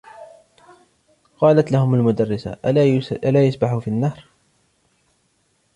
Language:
Arabic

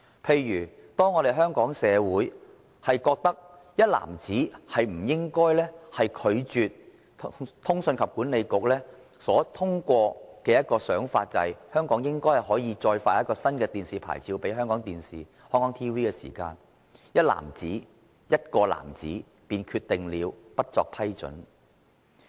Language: Cantonese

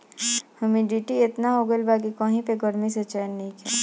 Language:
Bhojpuri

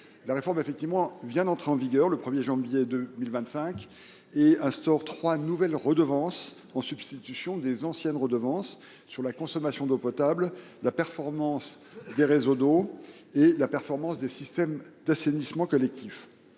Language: French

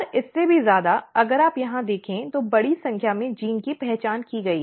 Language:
Hindi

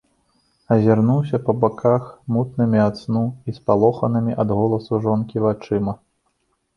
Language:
Belarusian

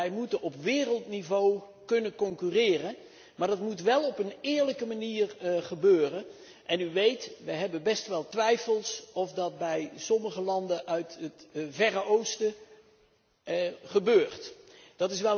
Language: Dutch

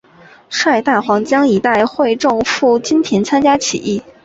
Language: Chinese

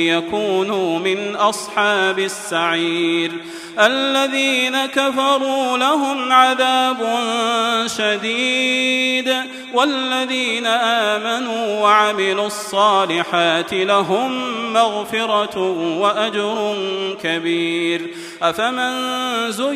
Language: Arabic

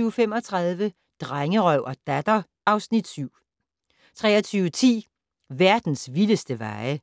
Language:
Danish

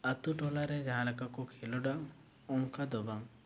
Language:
Santali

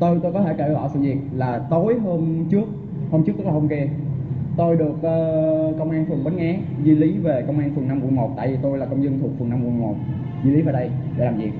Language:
Vietnamese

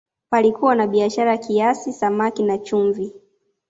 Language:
Swahili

